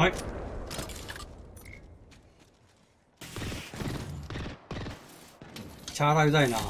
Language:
Japanese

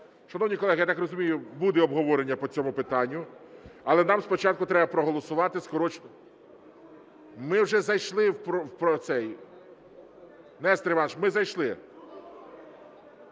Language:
Ukrainian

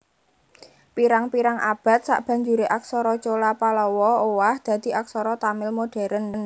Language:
Javanese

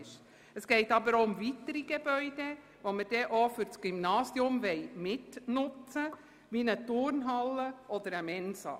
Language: Swiss German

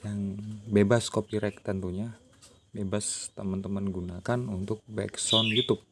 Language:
Indonesian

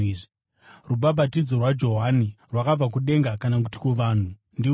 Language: Shona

